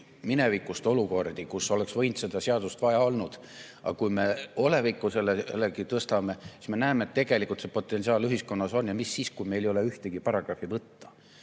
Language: Estonian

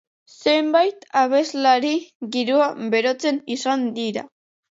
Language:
Basque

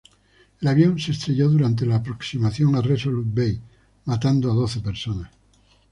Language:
Spanish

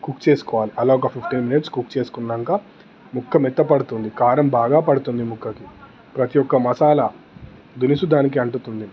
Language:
Telugu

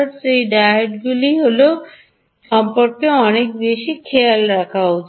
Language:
Bangla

